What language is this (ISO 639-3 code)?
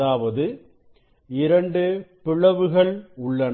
tam